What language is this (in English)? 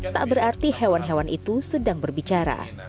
Indonesian